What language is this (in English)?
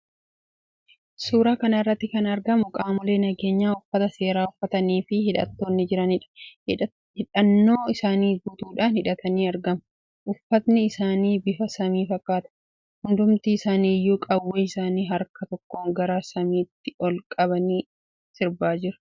Oromo